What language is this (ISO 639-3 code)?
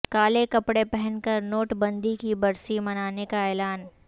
urd